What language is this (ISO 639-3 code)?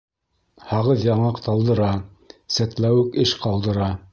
bak